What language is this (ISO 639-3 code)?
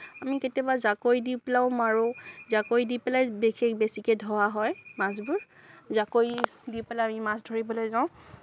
asm